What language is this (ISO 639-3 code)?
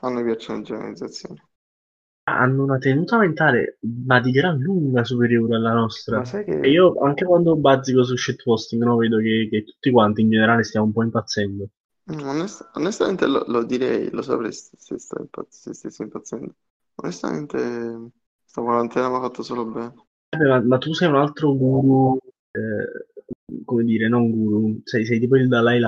ita